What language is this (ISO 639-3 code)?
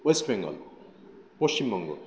ben